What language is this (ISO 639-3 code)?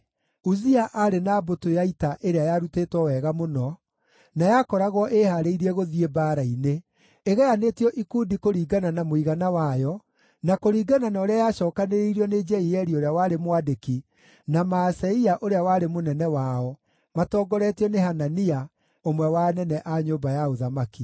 kik